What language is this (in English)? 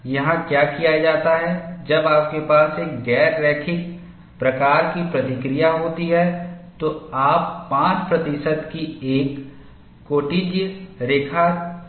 Hindi